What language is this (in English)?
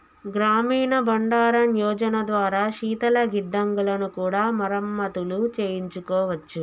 Telugu